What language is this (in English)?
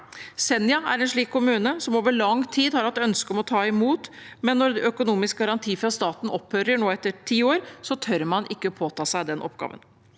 Norwegian